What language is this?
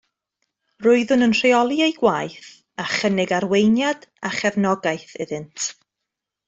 Welsh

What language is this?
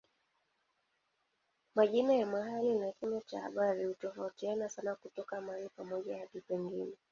Swahili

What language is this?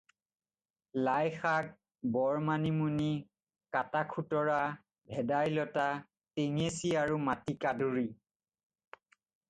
Assamese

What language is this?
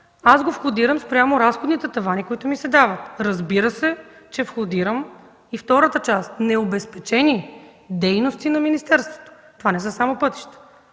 Bulgarian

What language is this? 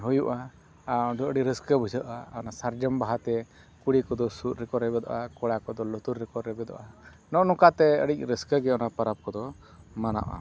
Santali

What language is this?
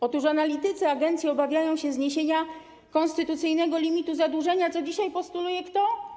Polish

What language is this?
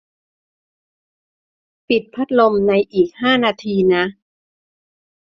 Thai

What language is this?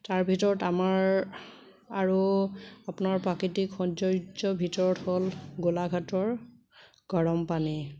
Assamese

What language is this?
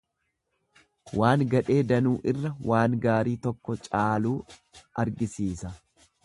Oromo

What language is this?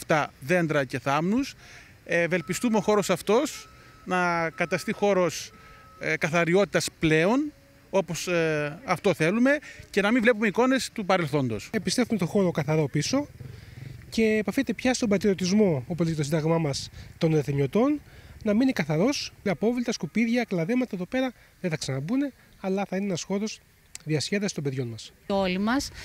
Greek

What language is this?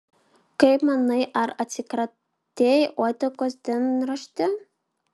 Lithuanian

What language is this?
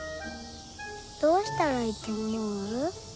Japanese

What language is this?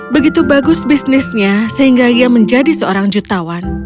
Indonesian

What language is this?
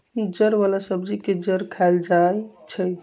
Magahi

